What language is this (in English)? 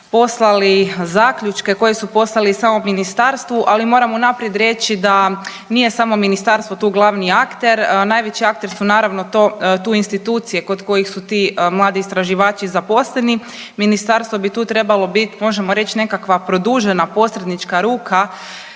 Croatian